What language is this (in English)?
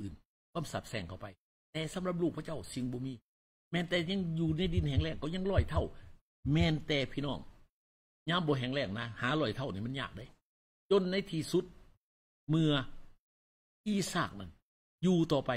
Thai